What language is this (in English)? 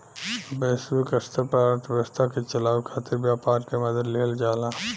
Bhojpuri